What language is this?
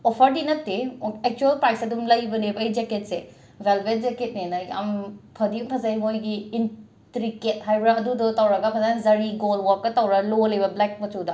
Manipuri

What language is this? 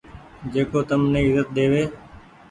Goaria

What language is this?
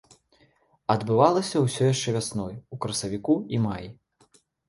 Belarusian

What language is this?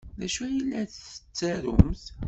Kabyle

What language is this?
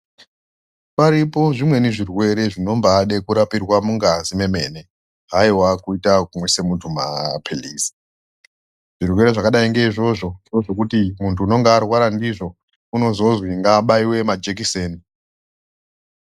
Ndau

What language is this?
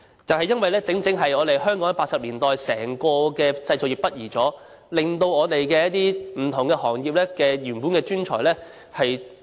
Cantonese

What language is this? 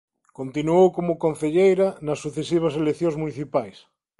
Galician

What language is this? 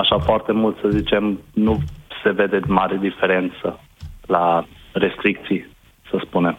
Romanian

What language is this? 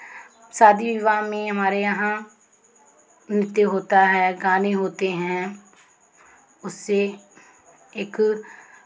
Hindi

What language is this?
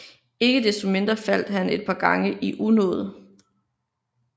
Danish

